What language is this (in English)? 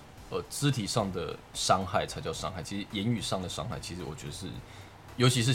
Chinese